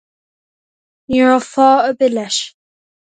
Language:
Irish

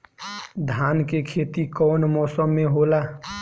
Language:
Bhojpuri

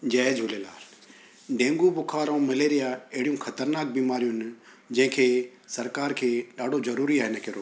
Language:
Sindhi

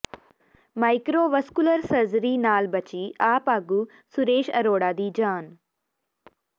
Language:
Punjabi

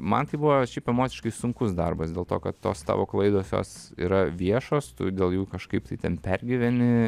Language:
Lithuanian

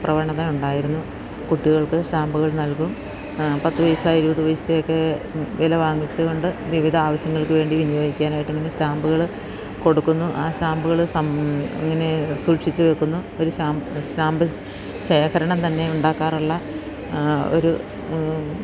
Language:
Malayalam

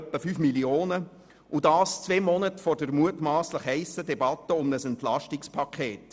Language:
Swiss German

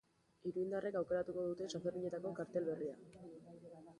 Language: Basque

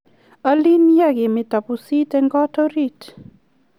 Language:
Kalenjin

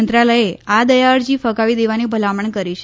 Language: Gujarati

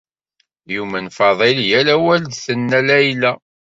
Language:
Kabyle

